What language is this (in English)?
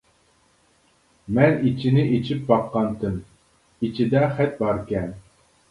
Uyghur